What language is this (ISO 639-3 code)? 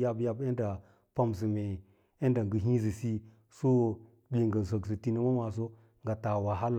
lla